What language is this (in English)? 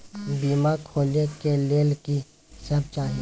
Maithili